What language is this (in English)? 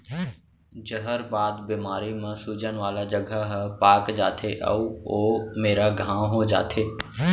Chhattisgarhi